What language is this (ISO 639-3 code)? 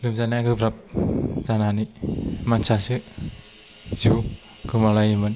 brx